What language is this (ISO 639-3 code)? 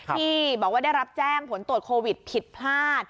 tha